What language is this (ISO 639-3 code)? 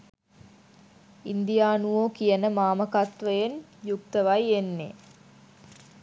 sin